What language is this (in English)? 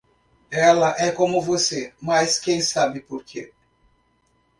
Portuguese